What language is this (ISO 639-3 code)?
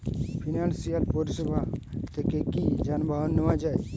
ben